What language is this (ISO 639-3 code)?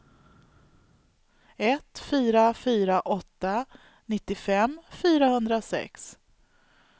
swe